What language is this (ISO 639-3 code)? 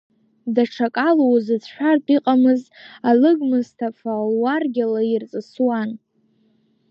abk